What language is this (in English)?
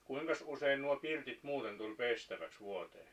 Finnish